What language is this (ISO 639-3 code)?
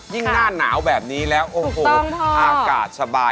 tha